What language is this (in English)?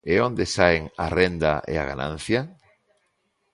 Galician